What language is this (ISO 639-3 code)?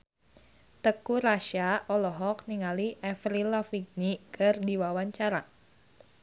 sun